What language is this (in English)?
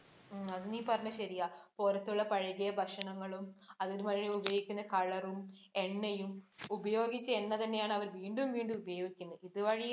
Malayalam